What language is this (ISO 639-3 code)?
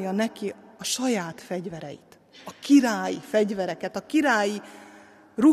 hun